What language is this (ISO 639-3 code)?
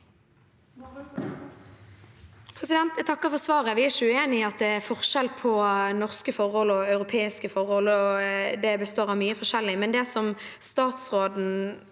nor